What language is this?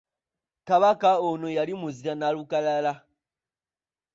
Ganda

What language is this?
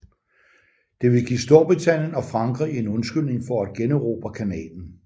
Danish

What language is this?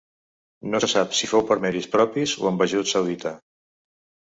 Catalan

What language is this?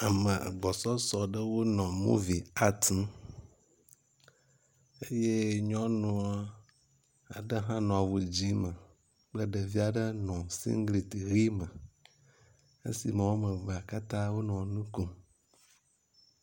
Ewe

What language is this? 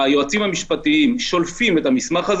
Hebrew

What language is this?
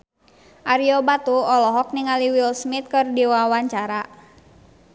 Sundanese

